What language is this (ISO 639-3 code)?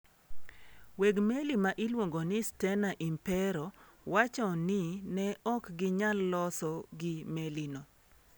luo